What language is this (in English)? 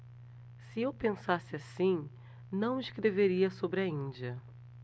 Portuguese